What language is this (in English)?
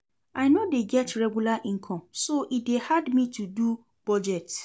Nigerian Pidgin